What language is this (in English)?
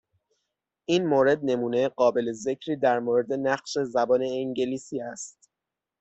Persian